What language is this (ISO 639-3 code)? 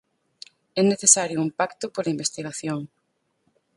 glg